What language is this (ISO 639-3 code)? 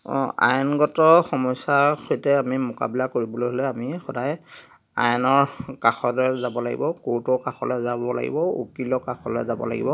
asm